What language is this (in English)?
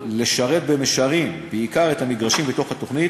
Hebrew